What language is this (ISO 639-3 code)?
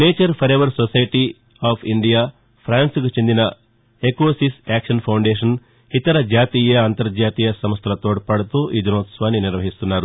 tel